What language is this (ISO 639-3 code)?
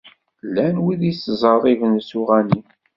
kab